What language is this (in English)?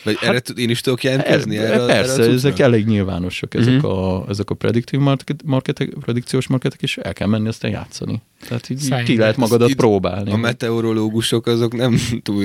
Hungarian